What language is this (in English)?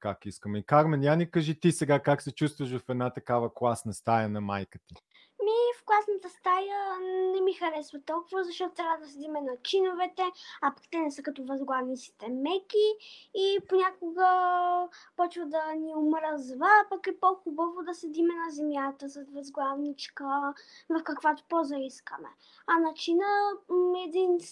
Bulgarian